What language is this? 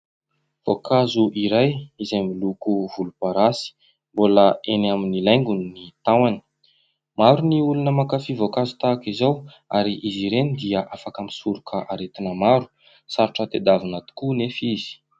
Malagasy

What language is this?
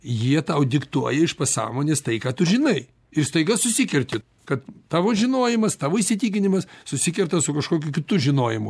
Lithuanian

